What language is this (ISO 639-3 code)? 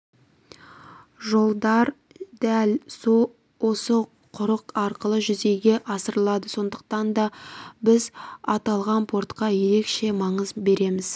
kaz